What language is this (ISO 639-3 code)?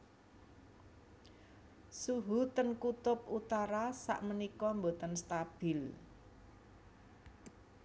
jav